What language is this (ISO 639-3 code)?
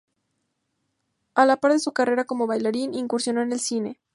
spa